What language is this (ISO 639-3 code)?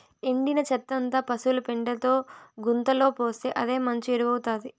tel